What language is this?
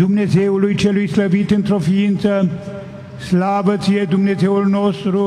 Romanian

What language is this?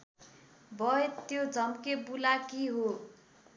Nepali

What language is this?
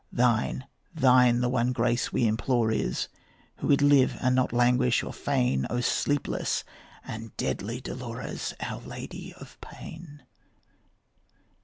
English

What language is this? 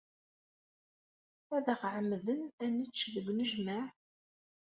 Kabyle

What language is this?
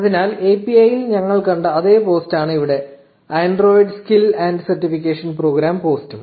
Malayalam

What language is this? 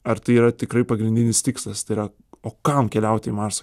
Lithuanian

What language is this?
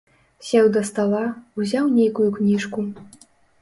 Belarusian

